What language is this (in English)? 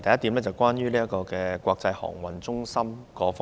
Cantonese